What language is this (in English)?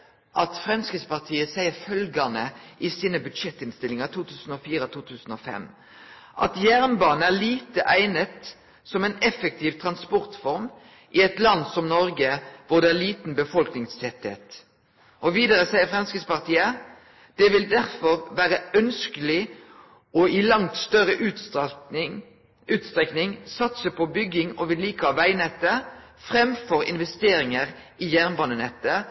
Norwegian Nynorsk